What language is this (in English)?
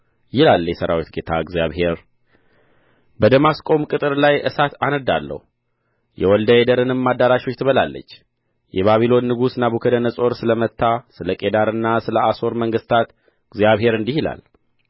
Amharic